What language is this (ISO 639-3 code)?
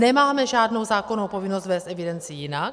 ces